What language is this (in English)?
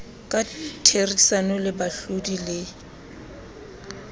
Southern Sotho